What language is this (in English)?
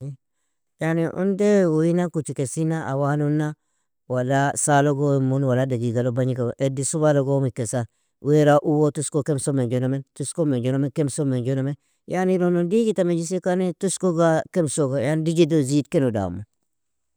Nobiin